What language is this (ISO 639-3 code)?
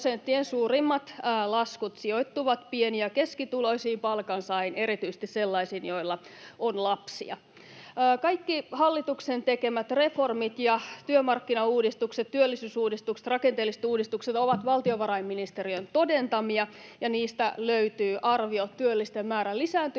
fin